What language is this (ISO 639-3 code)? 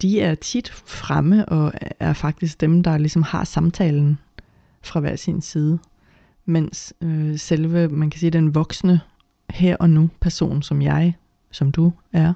dan